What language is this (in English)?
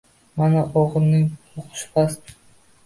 Uzbek